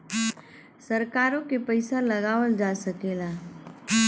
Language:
Bhojpuri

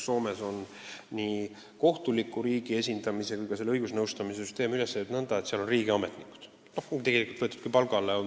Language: Estonian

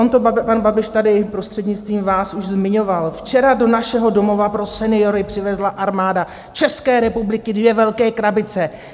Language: Czech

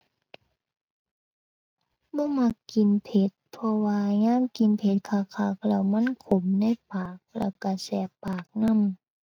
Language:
Thai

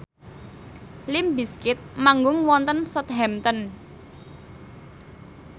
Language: Javanese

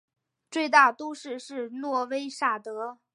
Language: Chinese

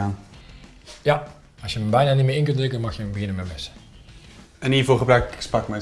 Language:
Dutch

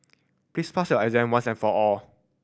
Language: English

